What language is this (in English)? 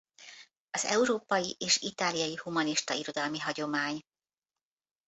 Hungarian